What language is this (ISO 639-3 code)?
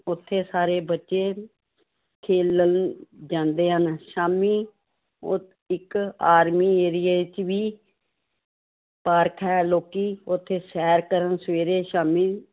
pan